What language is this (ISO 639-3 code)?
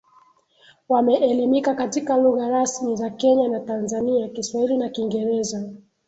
swa